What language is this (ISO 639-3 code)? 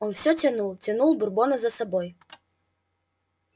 rus